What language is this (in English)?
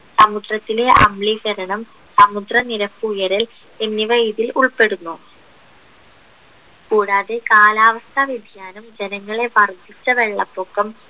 Malayalam